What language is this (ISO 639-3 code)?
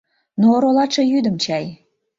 chm